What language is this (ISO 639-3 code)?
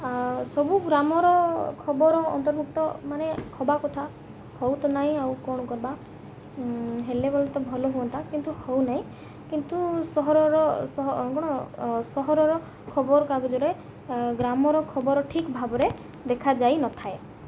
ori